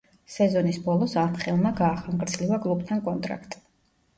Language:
Georgian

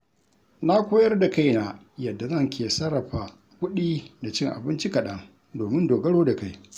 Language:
Hausa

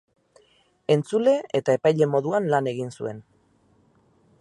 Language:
Basque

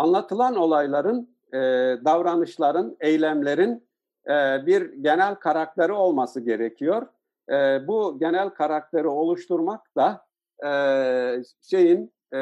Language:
Turkish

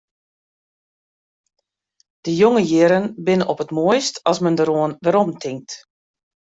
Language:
Western Frisian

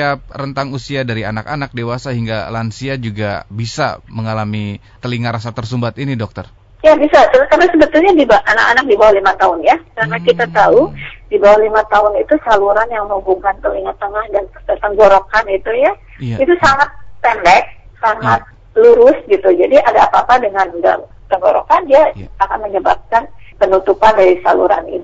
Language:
Indonesian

